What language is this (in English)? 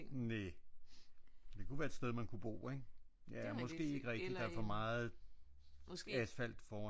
Danish